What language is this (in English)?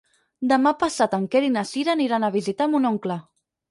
Catalan